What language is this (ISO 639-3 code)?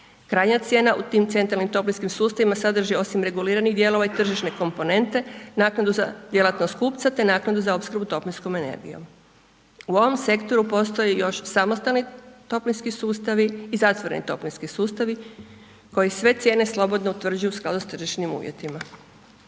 hrv